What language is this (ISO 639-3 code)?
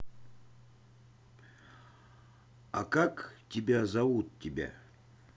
rus